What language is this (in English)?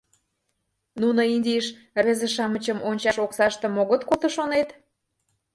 Mari